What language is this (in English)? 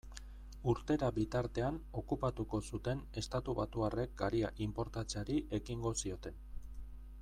Basque